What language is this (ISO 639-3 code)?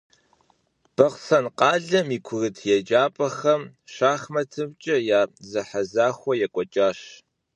kbd